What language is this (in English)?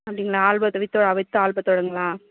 Tamil